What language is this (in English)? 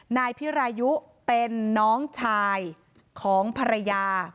Thai